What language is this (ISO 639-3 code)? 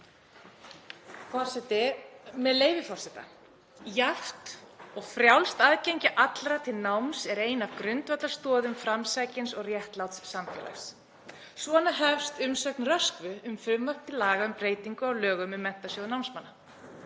isl